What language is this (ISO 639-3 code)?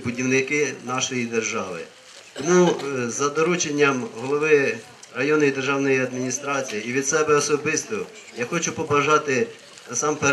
ukr